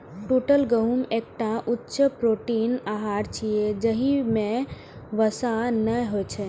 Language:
Maithili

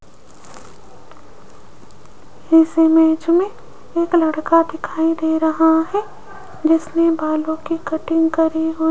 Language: Hindi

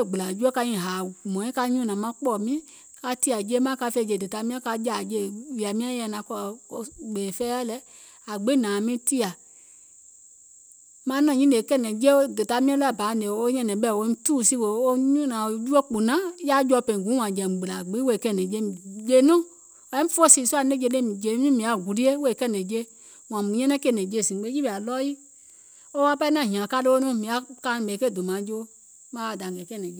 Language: Gola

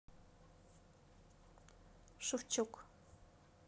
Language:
Russian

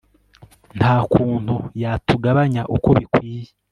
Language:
Kinyarwanda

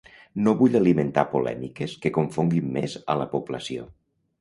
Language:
Catalan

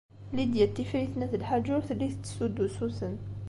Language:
Kabyle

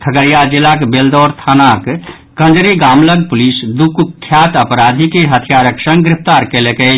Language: Maithili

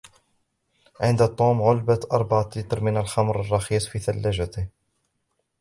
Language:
Arabic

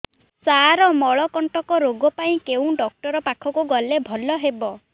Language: Odia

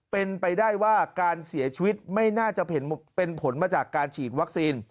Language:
Thai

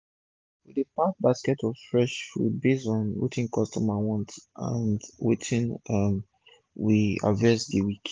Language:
Nigerian Pidgin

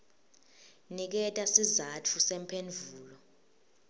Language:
Swati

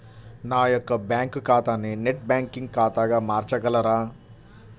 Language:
Telugu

